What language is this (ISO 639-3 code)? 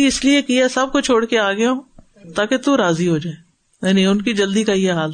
urd